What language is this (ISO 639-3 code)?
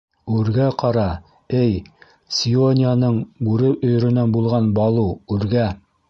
bak